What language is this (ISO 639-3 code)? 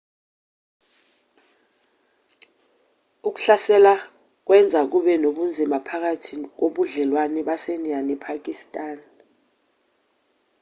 zul